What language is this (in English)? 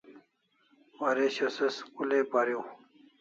Kalasha